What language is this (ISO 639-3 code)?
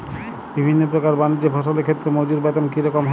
ben